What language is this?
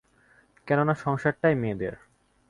Bangla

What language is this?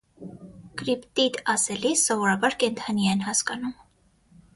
Armenian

